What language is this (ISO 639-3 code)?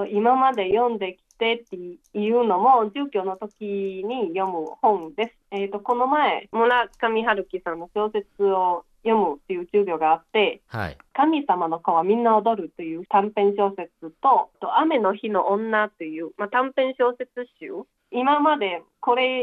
jpn